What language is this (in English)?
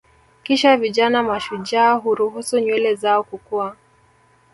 Swahili